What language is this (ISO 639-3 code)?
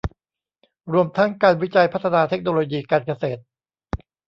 tha